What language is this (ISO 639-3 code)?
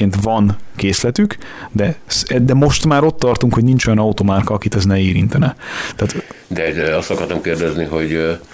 hun